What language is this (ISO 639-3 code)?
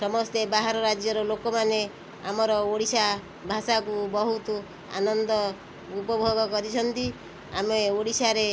ori